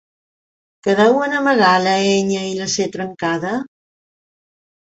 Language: Catalan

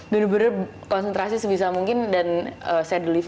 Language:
Indonesian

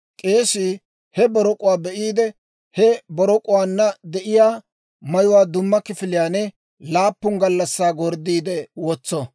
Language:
Dawro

